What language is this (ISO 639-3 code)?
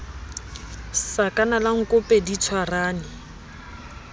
sot